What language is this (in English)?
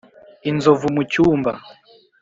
Kinyarwanda